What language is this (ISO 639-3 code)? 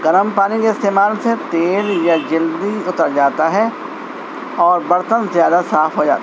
urd